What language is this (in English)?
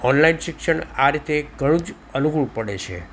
Gujarati